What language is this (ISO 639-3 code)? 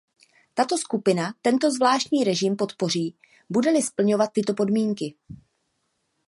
ces